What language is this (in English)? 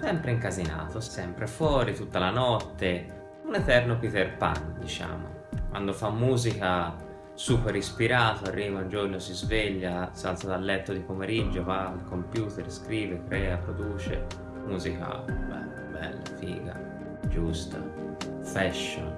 Italian